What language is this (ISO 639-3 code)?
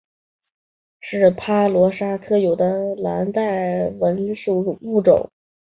zho